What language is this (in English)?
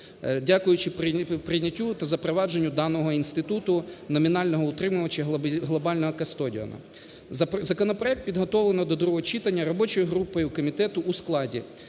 Ukrainian